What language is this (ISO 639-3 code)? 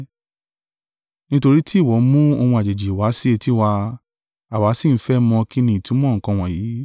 yor